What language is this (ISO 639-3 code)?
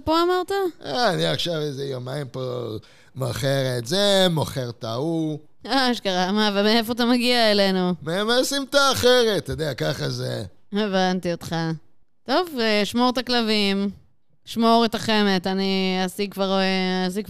heb